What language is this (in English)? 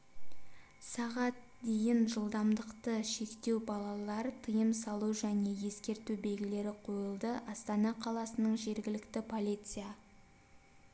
Kazakh